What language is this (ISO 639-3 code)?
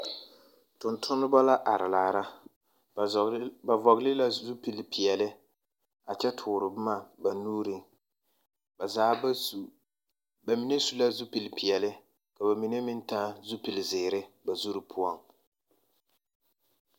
dga